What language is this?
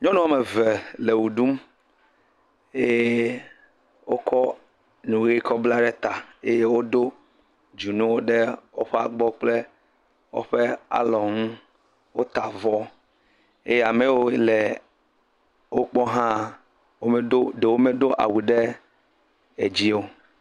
Ewe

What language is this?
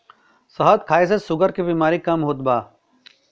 Bhojpuri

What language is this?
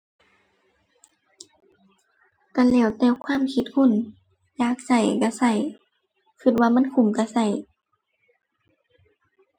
Thai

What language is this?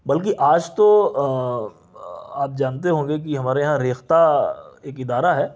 Urdu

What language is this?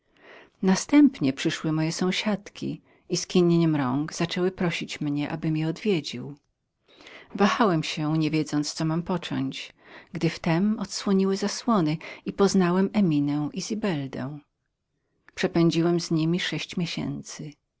Polish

